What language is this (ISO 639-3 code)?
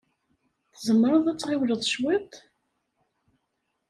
kab